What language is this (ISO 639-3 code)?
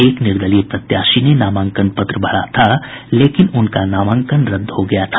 hin